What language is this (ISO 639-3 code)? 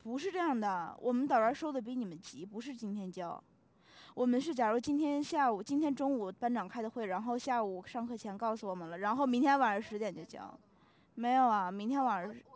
zho